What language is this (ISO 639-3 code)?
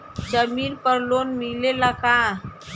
bho